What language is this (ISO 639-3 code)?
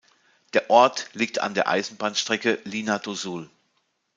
deu